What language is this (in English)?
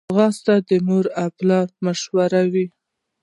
Pashto